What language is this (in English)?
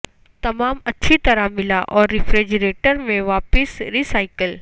Urdu